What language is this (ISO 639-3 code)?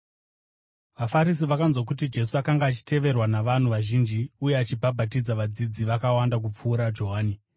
sna